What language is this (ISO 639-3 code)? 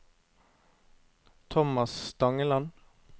nor